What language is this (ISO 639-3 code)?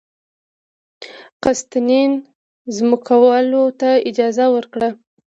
pus